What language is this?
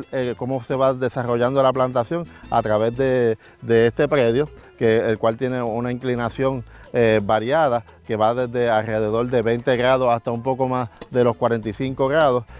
Spanish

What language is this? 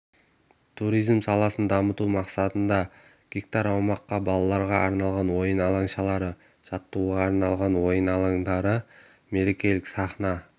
Kazakh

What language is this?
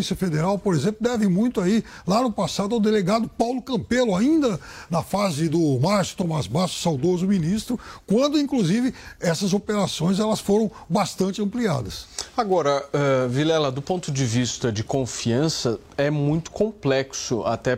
Portuguese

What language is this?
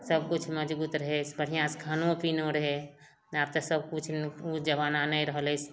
Maithili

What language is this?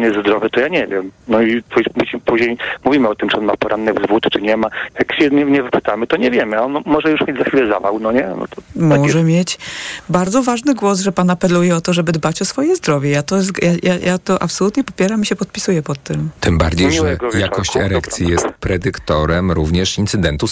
Polish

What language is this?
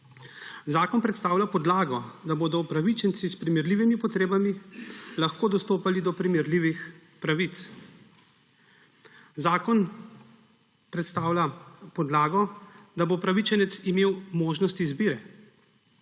Slovenian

